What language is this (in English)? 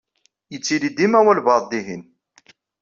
Kabyle